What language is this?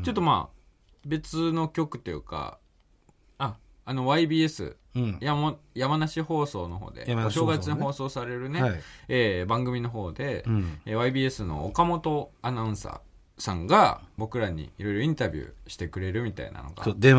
Japanese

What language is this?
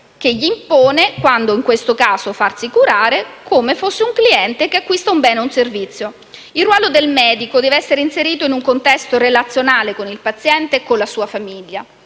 Italian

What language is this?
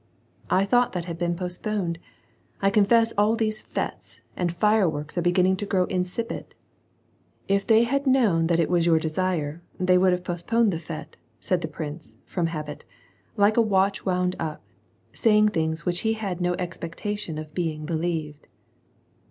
English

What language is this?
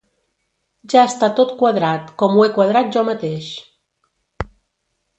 Catalan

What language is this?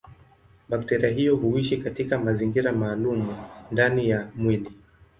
Swahili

